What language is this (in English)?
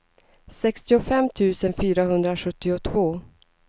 Swedish